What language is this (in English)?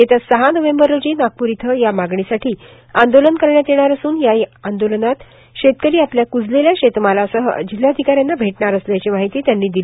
Marathi